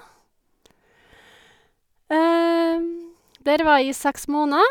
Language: Norwegian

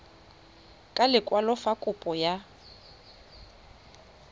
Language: Tswana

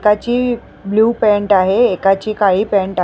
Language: Marathi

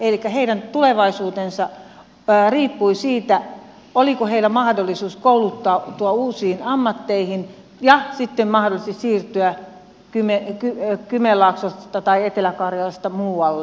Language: Finnish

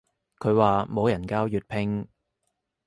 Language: Cantonese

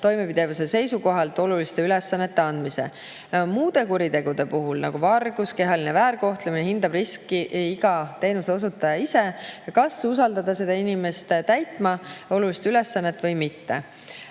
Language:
Estonian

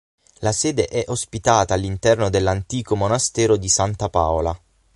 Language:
Italian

